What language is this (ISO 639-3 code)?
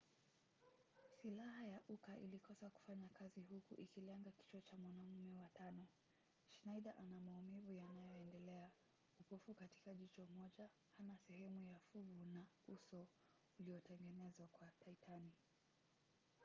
swa